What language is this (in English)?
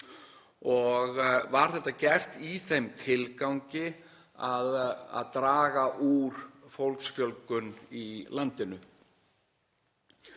Icelandic